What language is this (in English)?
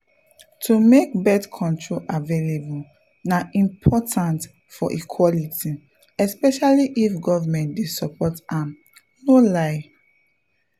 Nigerian Pidgin